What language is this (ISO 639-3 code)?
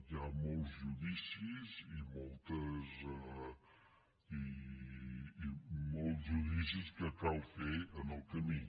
cat